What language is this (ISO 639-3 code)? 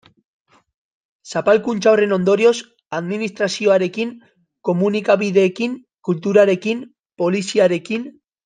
eus